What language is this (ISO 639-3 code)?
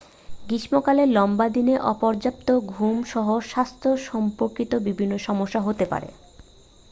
ben